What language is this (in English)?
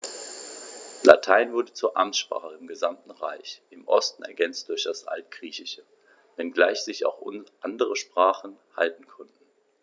German